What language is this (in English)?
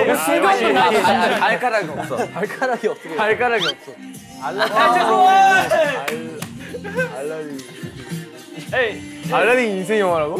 Korean